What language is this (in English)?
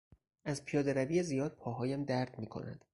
Persian